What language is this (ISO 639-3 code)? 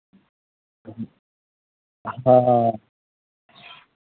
mai